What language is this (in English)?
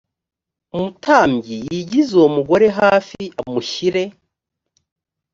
Kinyarwanda